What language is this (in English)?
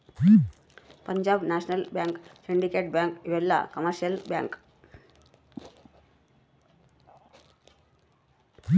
Kannada